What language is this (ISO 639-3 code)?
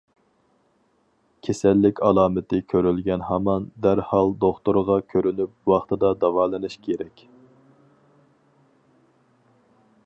uig